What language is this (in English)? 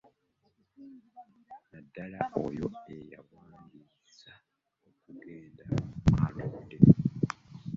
Ganda